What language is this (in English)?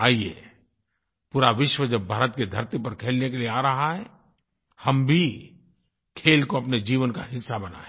Hindi